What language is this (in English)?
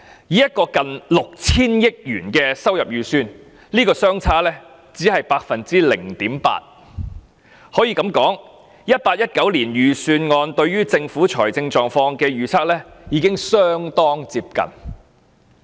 Cantonese